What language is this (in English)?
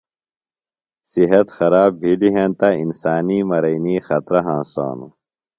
Phalura